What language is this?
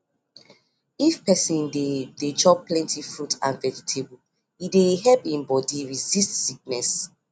Nigerian Pidgin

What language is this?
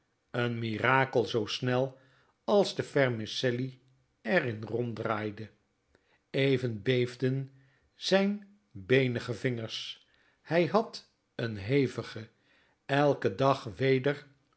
Dutch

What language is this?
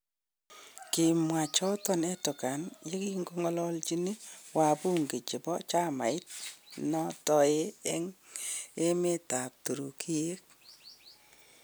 Kalenjin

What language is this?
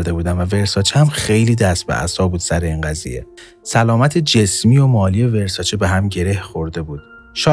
Persian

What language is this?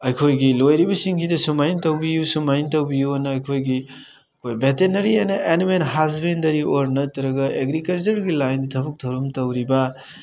Manipuri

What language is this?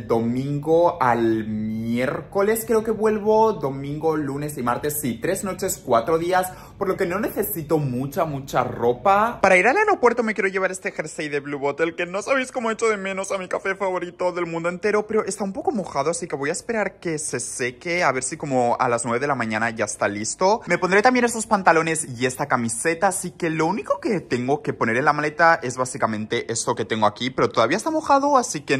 Spanish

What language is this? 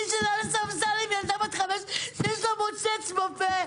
Hebrew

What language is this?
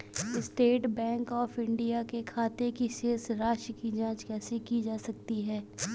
Hindi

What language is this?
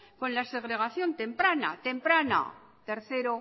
Spanish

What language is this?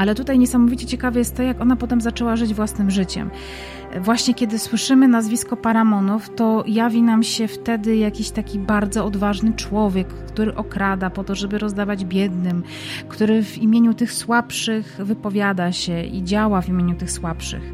Polish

